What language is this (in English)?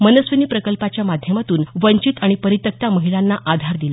Marathi